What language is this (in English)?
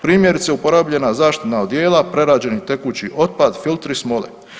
Croatian